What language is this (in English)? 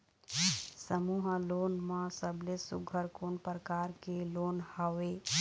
Chhattisgarhi